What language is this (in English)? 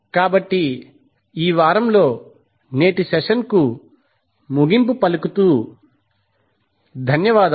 Telugu